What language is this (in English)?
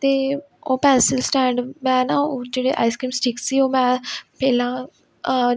Punjabi